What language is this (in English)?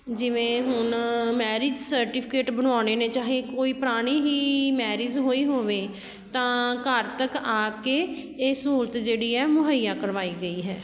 Punjabi